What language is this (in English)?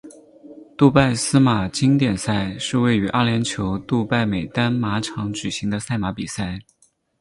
Chinese